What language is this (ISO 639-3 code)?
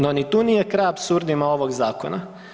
hrv